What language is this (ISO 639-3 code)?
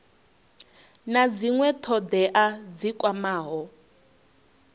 ven